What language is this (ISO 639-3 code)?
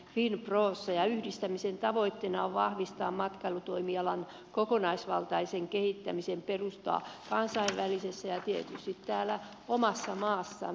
fin